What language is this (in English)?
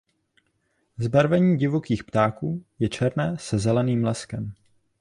Czech